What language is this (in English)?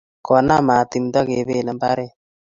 Kalenjin